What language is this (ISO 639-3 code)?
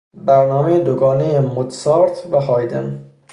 fas